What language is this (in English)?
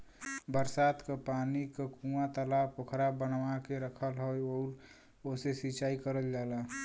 Bhojpuri